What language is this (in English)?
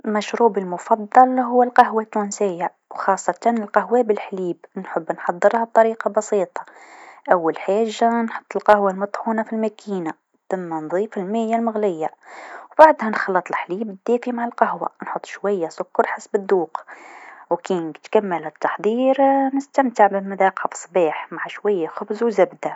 Tunisian Arabic